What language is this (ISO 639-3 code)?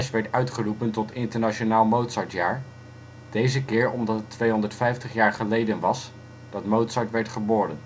nld